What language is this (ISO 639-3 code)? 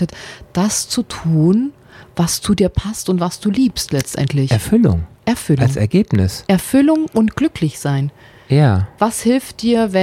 deu